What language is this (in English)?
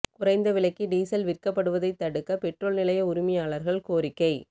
Tamil